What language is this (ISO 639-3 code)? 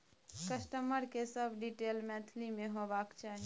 mai